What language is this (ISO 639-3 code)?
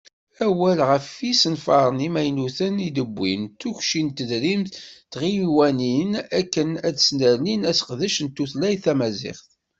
kab